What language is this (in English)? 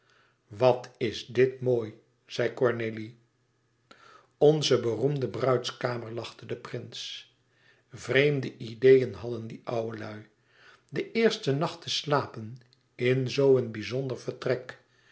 Dutch